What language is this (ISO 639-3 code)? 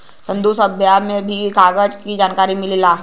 bho